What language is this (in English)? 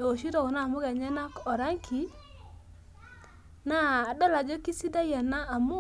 Masai